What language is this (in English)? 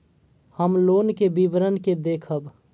Maithili